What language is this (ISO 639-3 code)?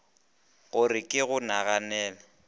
nso